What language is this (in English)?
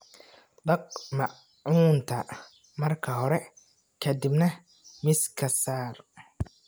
Somali